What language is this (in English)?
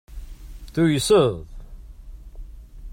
Kabyle